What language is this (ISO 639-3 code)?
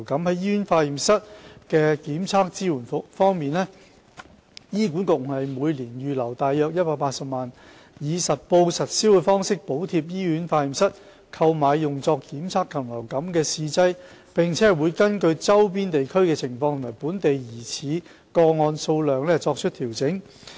yue